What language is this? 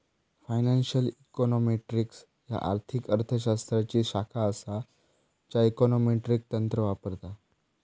Marathi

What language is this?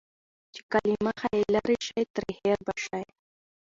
Pashto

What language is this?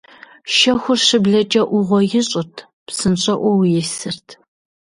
Kabardian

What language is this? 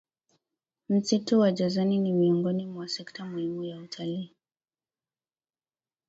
Swahili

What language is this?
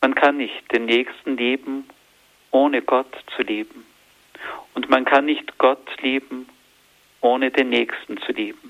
German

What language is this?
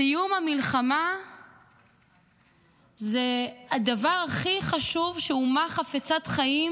Hebrew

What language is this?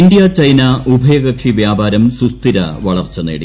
Malayalam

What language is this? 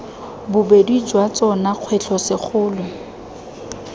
Tswana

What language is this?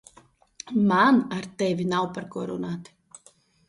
Latvian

